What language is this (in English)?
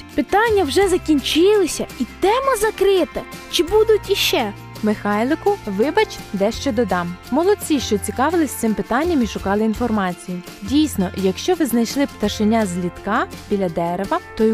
Ukrainian